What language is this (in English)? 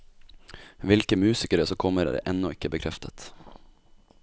Norwegian